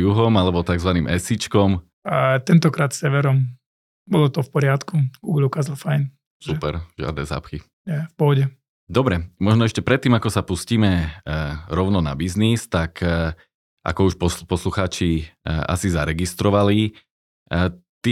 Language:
Slovak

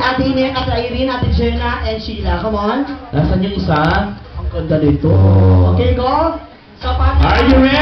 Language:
Filipino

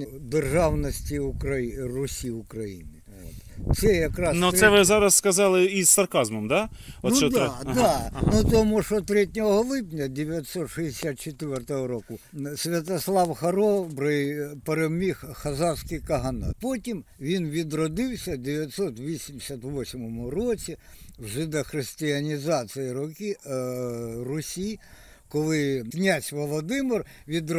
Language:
Ukrainian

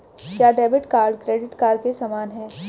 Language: Hindi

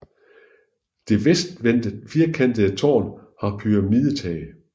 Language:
Danish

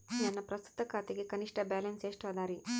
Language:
Kannada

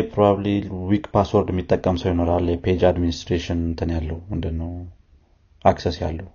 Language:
Amharic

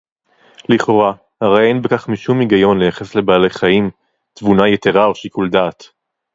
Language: Hebrew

